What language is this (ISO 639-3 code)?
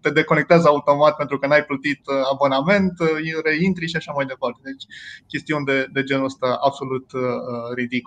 ron